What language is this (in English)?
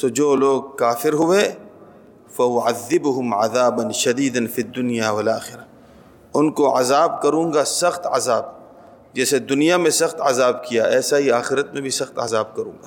Urdu